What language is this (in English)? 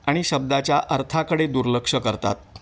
Marathi